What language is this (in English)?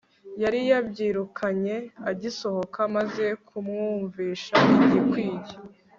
Kinyarwanda